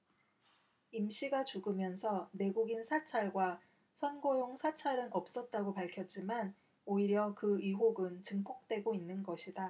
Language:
Korean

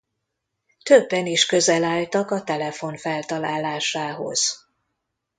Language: Hungarian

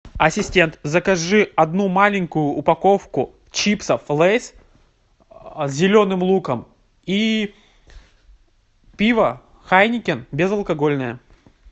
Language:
Russian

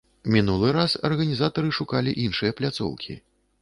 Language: Belarusian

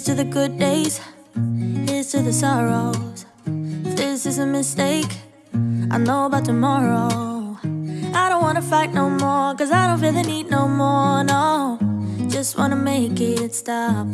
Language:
German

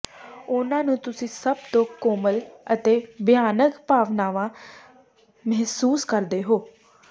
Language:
Punjabi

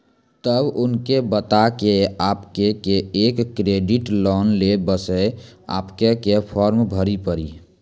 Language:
Maithili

